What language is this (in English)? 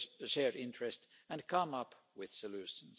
English